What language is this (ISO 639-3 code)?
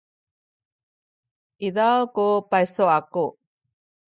szy